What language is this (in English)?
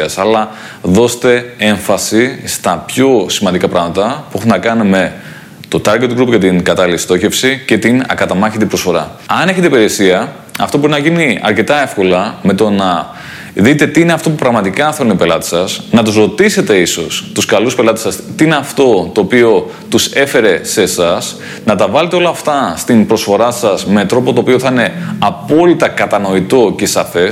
Greek